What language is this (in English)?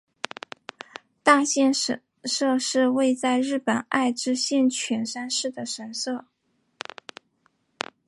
Chinese